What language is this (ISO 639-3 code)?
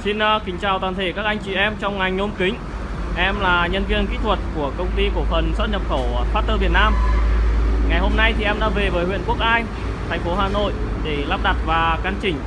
vie